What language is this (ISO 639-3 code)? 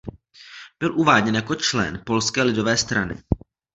ces